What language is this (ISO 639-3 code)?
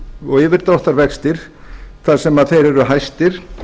isl